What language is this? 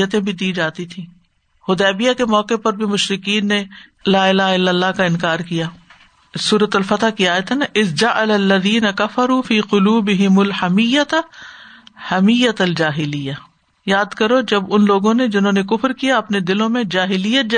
Urdu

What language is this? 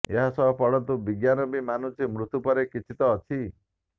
Odia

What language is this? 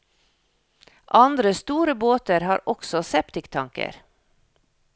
Norwegian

